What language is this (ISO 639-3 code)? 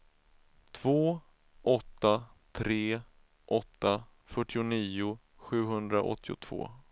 swe